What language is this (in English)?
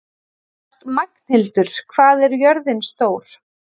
Icelandic